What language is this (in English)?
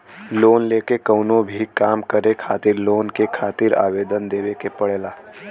Bhojpuri